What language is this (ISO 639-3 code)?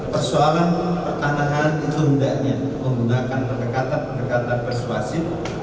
ind